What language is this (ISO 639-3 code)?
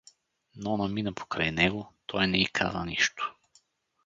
bul